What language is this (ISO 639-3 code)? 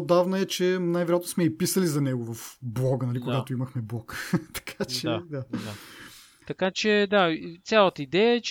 bul